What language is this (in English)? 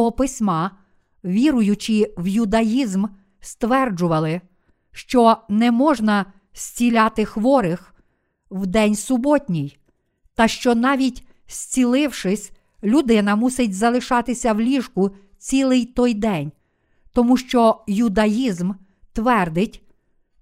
Ukrainian